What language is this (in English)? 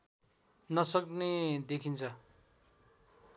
Nepali